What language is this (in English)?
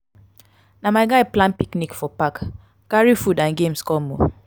Nigerian Pidgin